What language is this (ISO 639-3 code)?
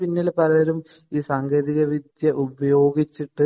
mal